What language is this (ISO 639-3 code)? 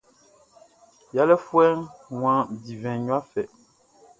bci